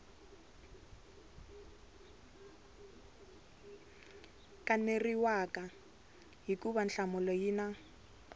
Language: Tsonga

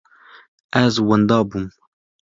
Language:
Kurdish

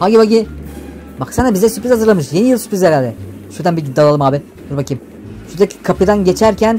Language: Turkish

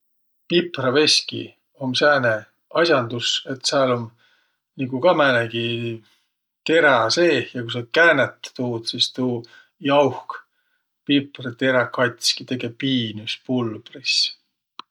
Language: Võro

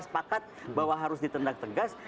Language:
Indonesian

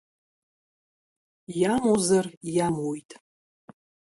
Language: Abkhazian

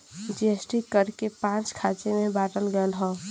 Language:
Bhojpuri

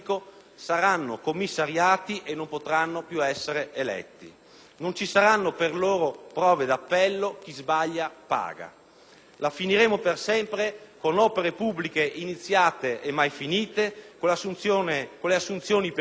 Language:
Italian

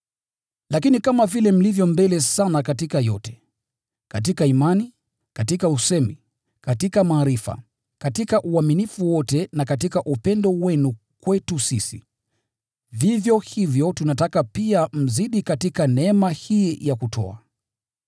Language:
Swahili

